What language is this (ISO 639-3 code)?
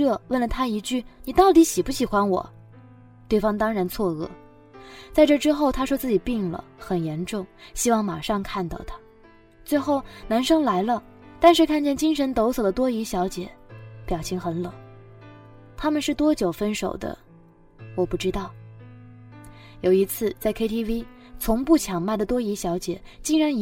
zho